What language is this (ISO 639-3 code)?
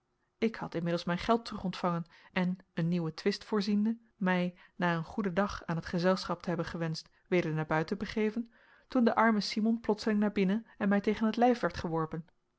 nld